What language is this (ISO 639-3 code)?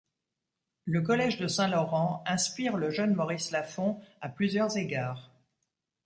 fra